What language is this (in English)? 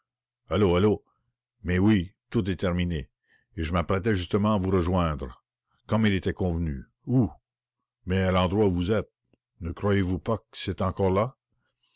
French